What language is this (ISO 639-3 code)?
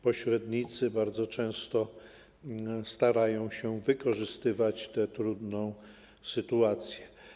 pol